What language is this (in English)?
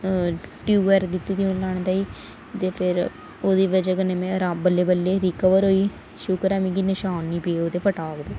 Dogri